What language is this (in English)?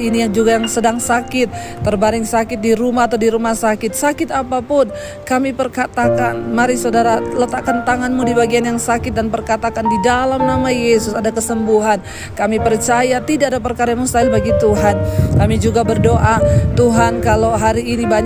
Indonesian